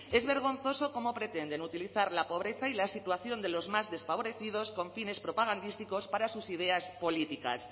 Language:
Spanish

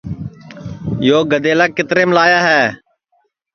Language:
Sansi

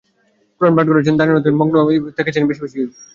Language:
Bangla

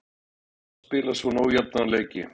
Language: Icelandic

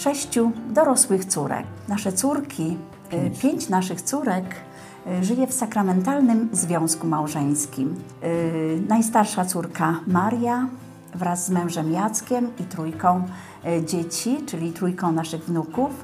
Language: Polish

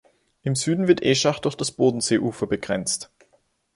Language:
German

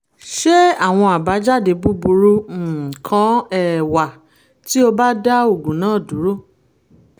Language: Yoruba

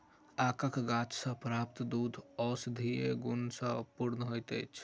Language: Maithili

